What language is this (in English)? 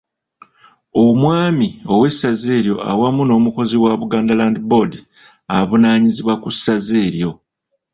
Ganda